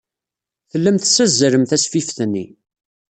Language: Kabyle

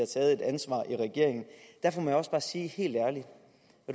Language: Danish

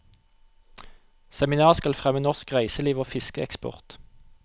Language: Norwegian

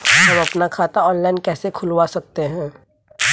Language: Hindi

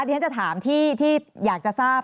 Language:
Thai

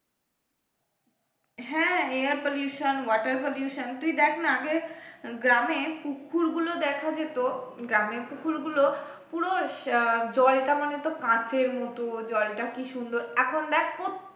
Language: Bangla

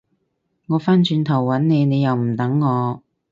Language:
Cantonese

